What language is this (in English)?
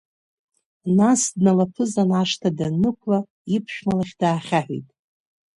Abkhazian